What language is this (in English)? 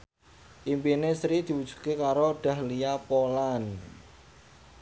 Javanese